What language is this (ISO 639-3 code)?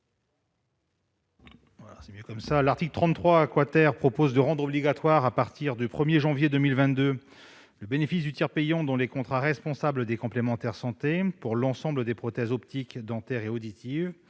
fra